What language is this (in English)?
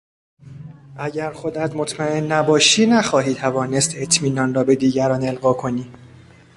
Persian